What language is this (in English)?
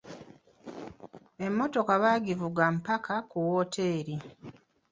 Ganda